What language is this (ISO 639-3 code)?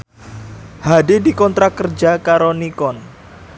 jav